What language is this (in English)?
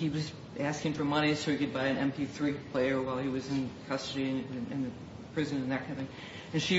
English